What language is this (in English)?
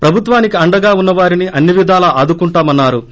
Telugu